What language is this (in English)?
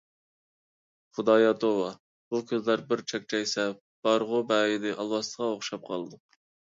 Uyghur